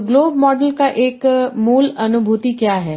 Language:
Hindi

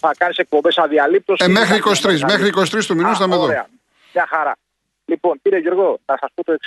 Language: Greek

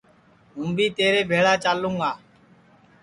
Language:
Sansi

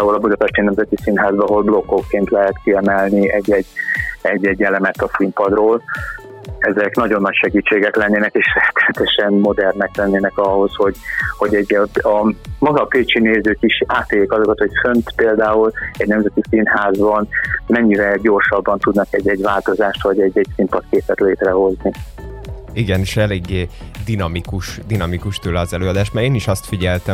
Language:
Hungarian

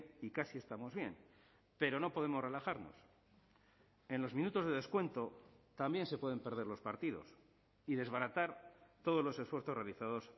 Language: Spanish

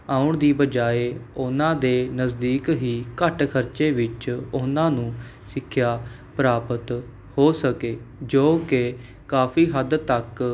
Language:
Punjabi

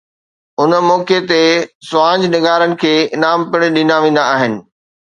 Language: Sindhi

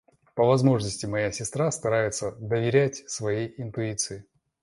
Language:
Russian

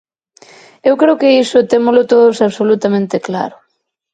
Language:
Galician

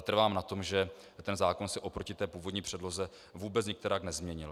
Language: Czech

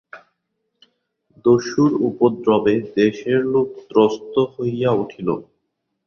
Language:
Bangla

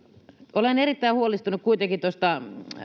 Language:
Finnish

